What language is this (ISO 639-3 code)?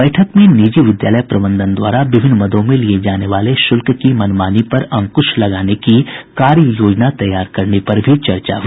hin